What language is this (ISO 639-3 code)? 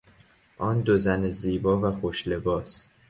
fas